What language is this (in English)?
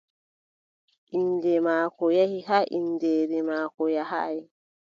Adamawa Fulfulde